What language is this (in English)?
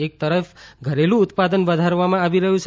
Gujarati